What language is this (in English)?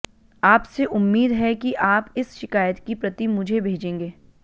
Hindi